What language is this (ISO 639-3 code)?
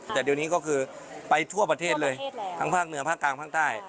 tha